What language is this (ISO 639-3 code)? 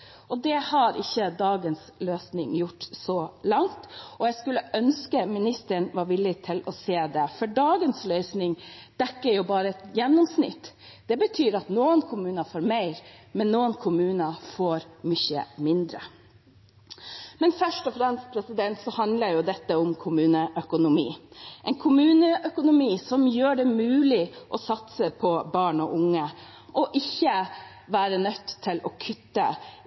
nob